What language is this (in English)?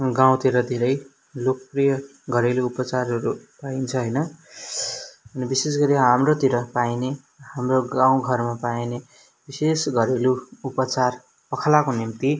Nepali